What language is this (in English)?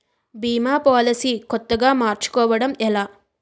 Telugu